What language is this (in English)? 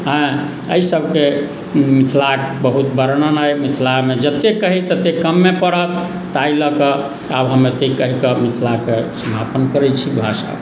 Maithili